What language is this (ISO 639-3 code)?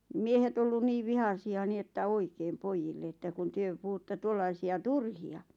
fin